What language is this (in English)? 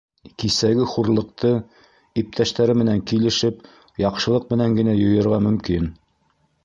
Bashkir